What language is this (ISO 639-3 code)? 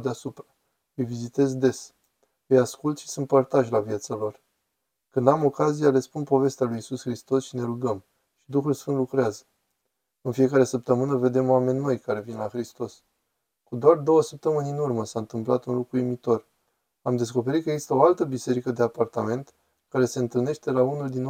ron